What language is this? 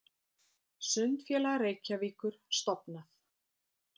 Icelandic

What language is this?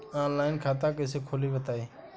Bhojpuri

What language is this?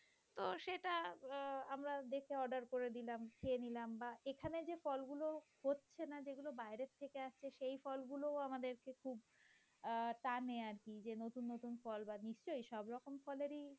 Bangla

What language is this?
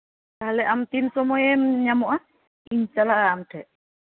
Santali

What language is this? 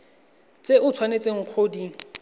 Tswana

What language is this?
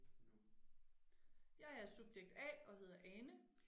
Danish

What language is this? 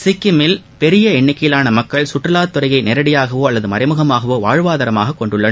Tamil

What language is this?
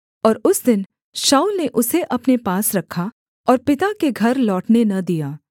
Hindi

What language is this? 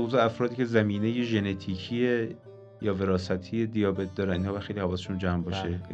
Persian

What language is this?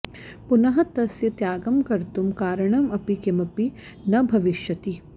Sanskrit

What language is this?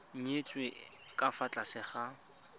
Tswana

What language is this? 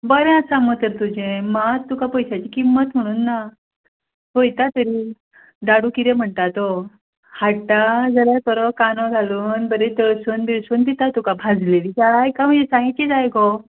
Konkani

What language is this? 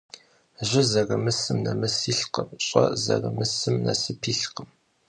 Kabardian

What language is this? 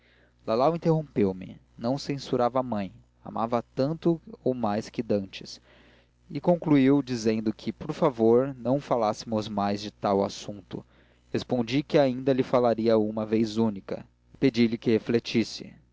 Portuguese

